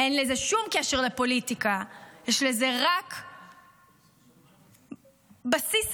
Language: Hebrew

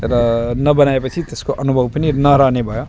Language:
Nepali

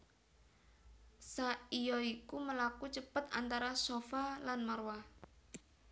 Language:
Javanese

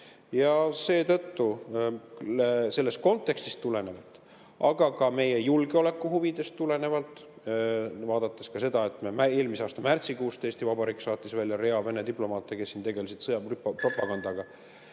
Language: Estonian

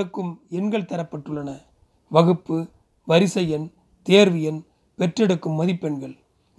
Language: Tamil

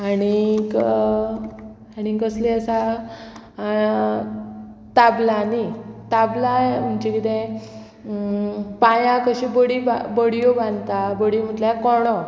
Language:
Konkani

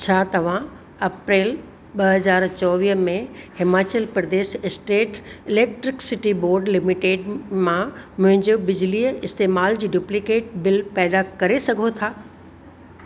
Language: Sindhi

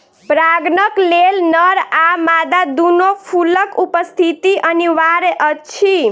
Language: Maithili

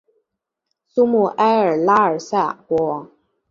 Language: Chinese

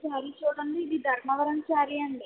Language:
Telugu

